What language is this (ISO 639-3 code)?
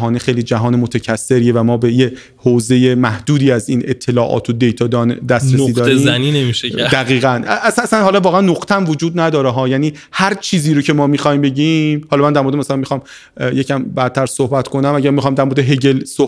fas